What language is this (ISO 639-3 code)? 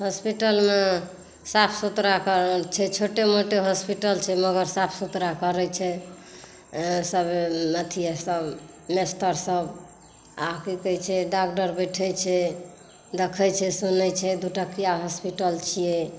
mai